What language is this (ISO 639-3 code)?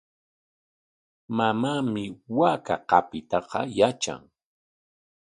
qwa